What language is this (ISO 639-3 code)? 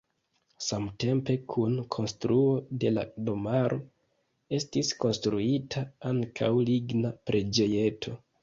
epo